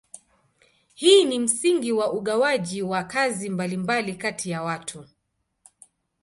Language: Swahili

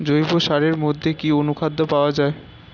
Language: Bangla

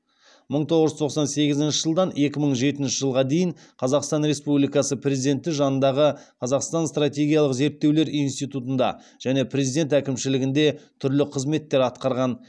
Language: Kazakh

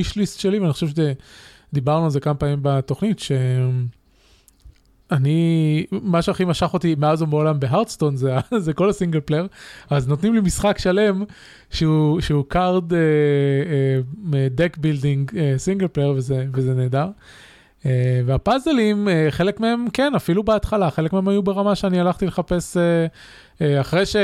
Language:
Hebrew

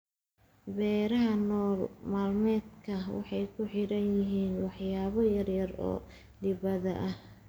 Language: Somali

